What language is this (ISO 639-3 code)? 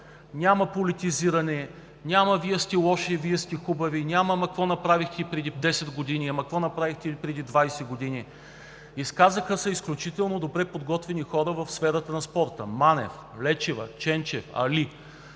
bul